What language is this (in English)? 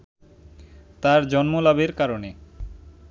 Bangla